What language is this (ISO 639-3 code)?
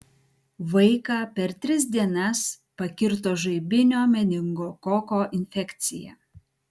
lit